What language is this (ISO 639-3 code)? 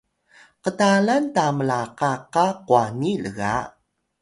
tay